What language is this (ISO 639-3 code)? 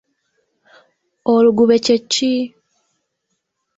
lug